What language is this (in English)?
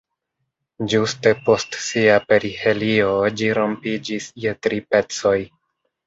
Esperanto